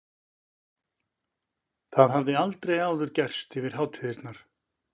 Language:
Icelandic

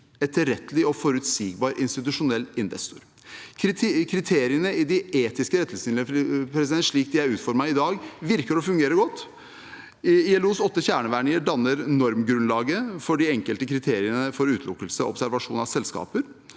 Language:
Norwegian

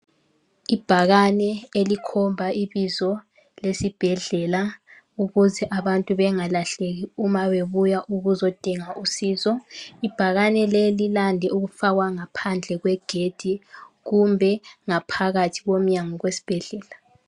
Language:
North Ndebele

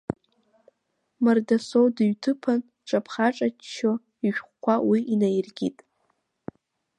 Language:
Abkhazian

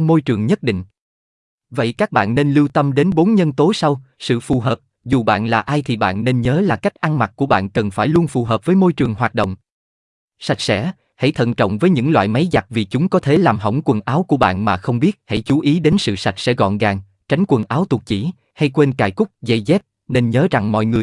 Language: Vietnamese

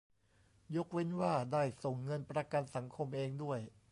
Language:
Thai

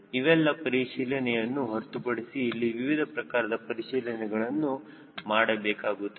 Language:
Kannada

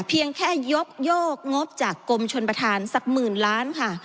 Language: Thai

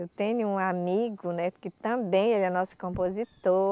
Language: Portuguese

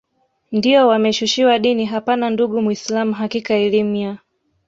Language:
Swahili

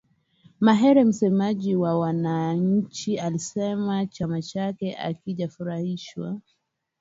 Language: Swahili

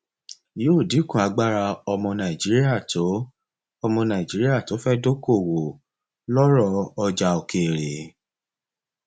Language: Yoruba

